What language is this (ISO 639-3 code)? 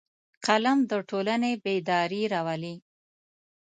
pus